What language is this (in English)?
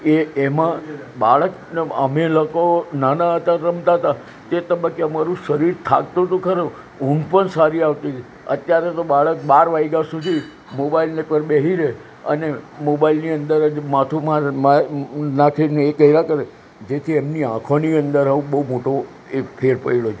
Gujarati